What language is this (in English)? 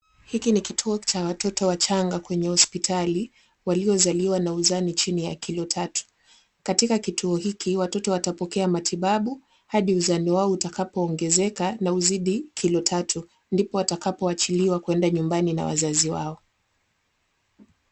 Swahili